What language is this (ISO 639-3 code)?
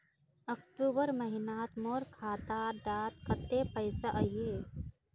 mag